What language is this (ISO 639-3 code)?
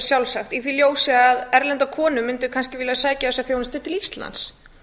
isl